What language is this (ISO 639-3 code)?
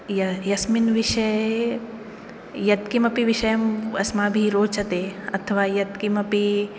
san